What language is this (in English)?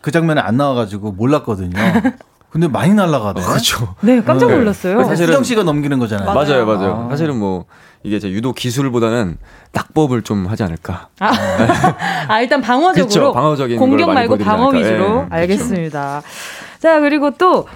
Korean